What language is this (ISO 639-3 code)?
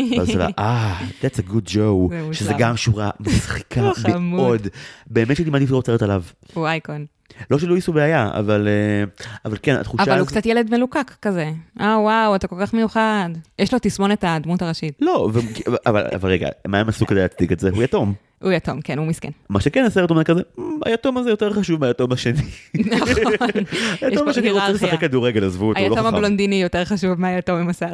heb